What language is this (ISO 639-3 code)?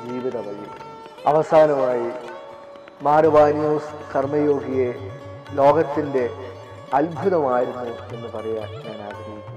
hin